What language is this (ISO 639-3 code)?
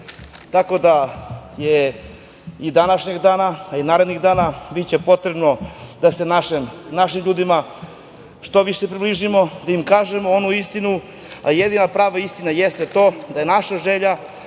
srp